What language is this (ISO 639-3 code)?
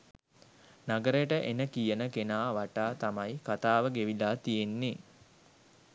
sin